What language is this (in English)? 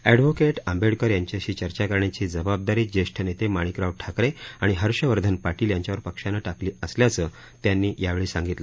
Marathi